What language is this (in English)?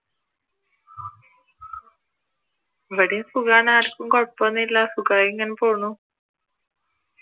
Malayalam